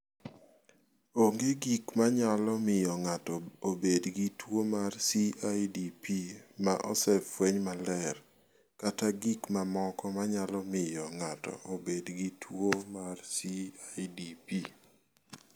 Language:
Luo (Kenya and Tanzania)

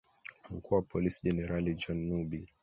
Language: Swahili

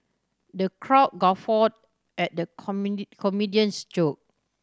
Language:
English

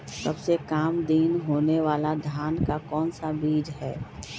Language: Magahi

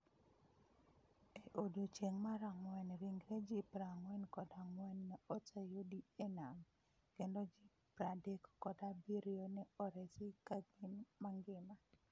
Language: Luo (Kenya and Tanzania)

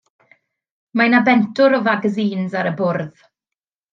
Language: Welsh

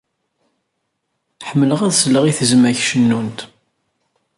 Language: Kabyle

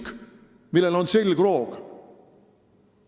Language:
Estonian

